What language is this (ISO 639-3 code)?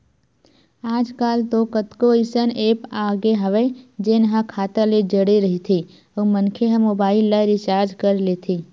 hne